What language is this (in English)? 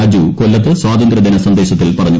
Malayalam